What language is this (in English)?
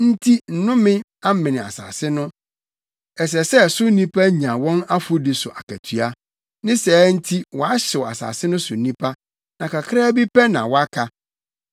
Akan